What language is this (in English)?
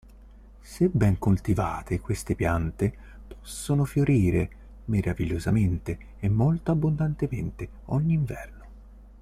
Italian